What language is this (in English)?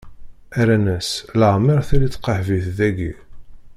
Kabyle